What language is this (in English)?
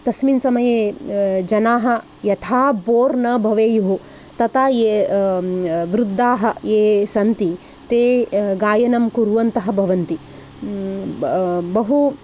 Sanskrit